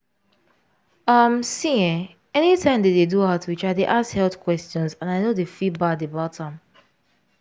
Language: Nigerian Pidgin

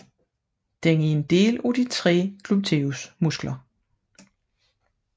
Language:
Danish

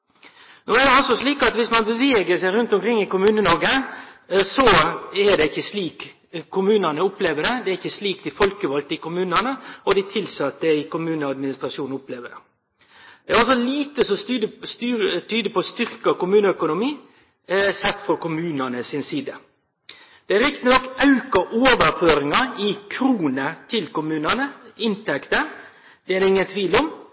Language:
Norwegian Nynorsk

